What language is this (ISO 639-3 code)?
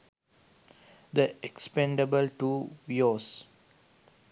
sin